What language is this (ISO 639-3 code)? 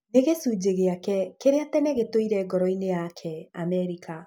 kik